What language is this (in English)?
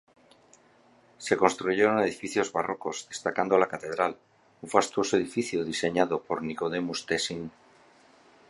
Spanish